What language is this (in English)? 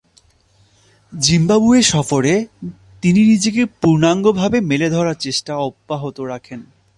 Bangla